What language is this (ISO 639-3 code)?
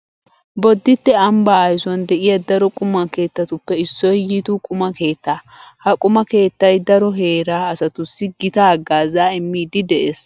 wal